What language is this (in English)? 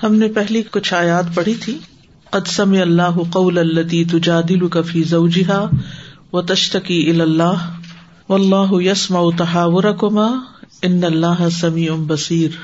Urdu